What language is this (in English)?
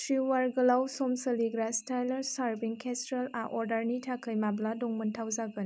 Bodo